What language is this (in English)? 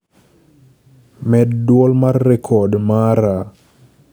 Luo (Kenya and Tanzania)